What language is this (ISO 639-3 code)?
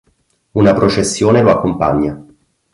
ita